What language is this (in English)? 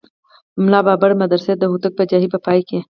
Pashto